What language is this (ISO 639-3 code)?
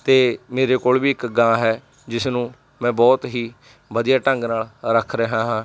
pan